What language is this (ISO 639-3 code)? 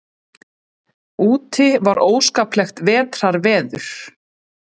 isl